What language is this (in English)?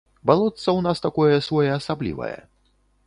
Belarusian